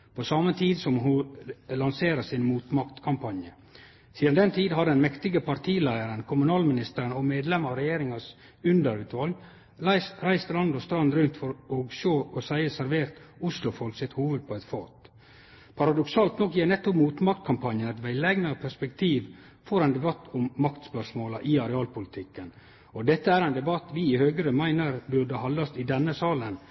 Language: Norwegian Nynorsk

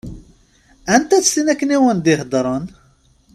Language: Kabyle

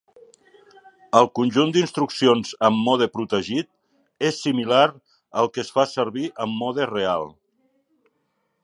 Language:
Catalan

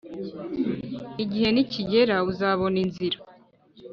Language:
Kinyarwanda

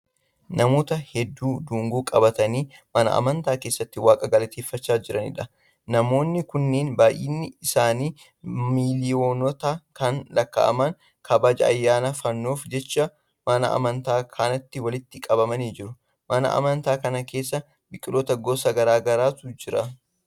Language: Oromo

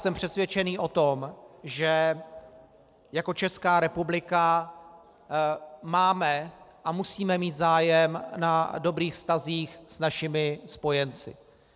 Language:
Czech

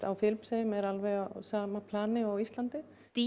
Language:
Icelandic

